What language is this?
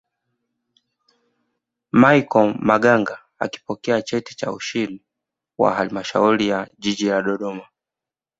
Swahili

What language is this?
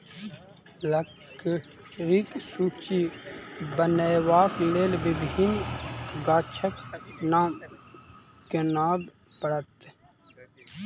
Maithili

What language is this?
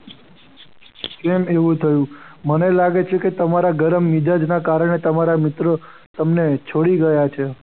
Gujarati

